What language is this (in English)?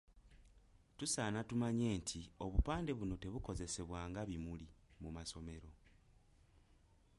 Ganda